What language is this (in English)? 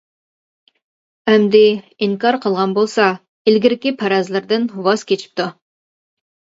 Uyghur